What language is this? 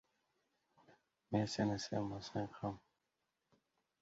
Uzbek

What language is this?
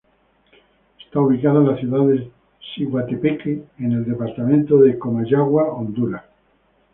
Spanish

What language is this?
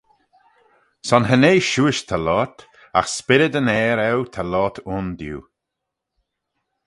Manx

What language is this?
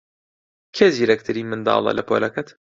Central Kurdish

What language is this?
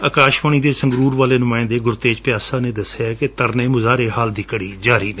Punjabi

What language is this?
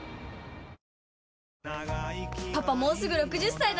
Japanese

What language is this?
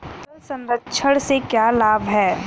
Hindi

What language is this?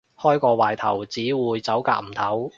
Cantonese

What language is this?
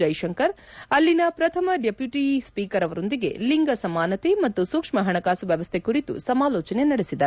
Kannada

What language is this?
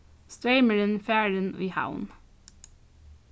Faroese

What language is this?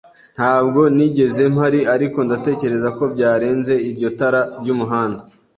Kinyarwanda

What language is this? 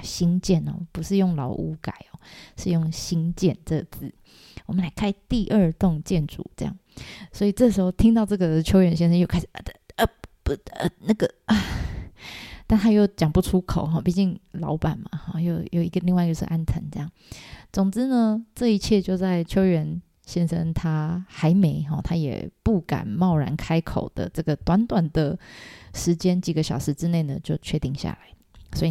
Chinese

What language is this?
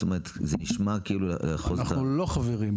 Hebrew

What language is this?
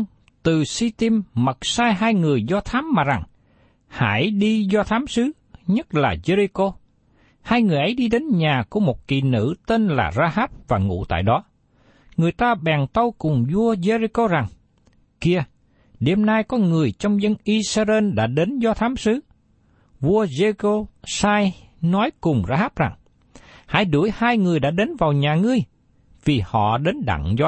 Vietnamese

